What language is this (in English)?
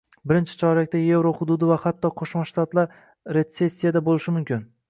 Uzbek